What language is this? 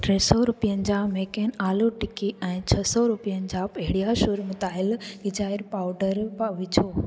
Sindhi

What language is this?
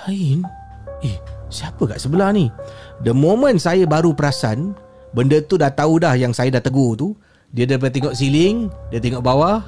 Malay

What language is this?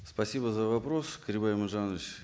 Kazakh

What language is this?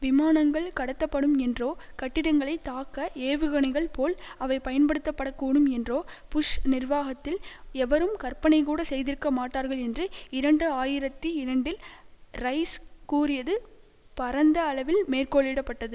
Tamil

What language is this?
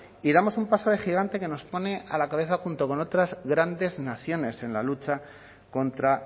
Spanish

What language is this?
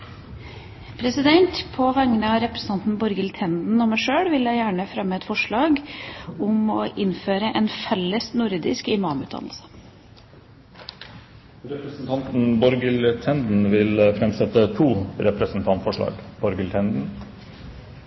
Norwegian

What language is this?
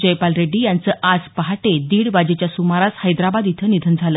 Marathi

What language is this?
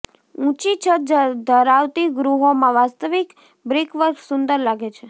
Gujarati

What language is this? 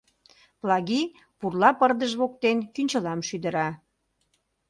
Mari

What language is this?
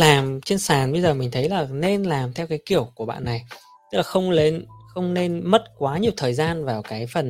Vietnamese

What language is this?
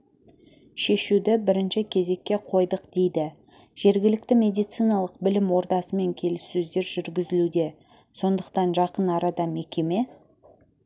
Kazakh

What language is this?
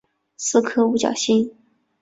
Chinese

